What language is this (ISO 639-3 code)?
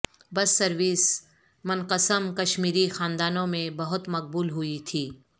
urd